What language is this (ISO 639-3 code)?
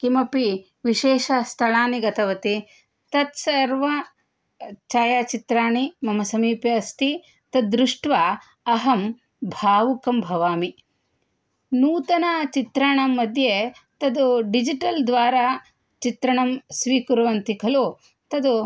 san